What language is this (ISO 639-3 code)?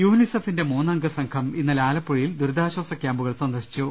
mal